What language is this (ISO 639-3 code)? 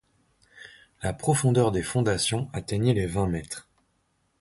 fra